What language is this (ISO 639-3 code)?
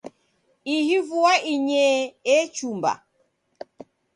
dav